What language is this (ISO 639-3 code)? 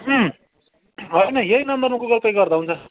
nep